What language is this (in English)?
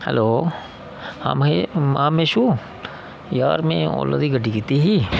Dogri